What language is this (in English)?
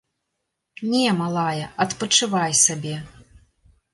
Belarusian